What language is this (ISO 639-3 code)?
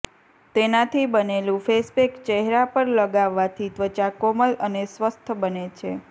guj